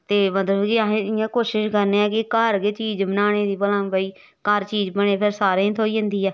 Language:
Dogri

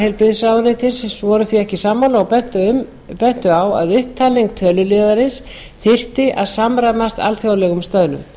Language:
Icelandic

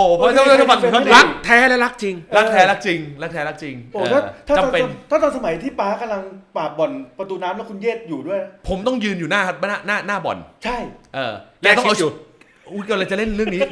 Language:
Thai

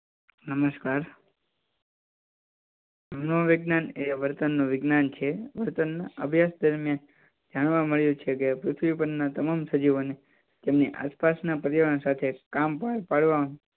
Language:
Gujarati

